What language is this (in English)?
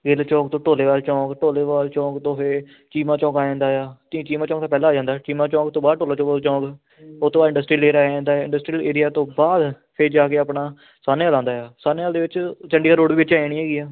Punjabi